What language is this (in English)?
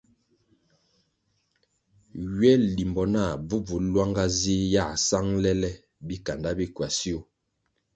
Kwasio